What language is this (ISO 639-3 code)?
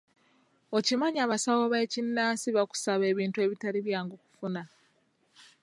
lug